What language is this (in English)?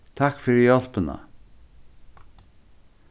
Faroese